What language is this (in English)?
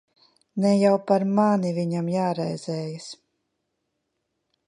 Latvian